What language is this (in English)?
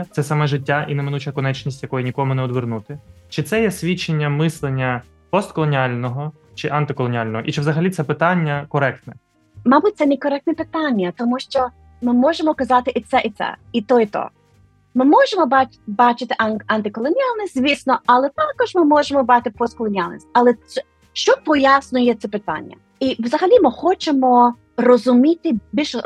Ukrainian